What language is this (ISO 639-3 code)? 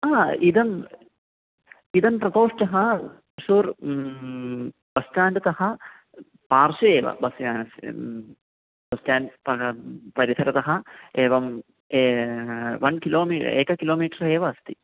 san